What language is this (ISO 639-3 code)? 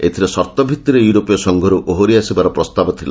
ori